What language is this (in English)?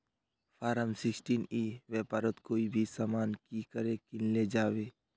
Magahi